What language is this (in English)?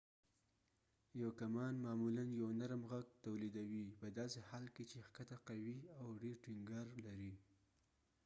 Pashto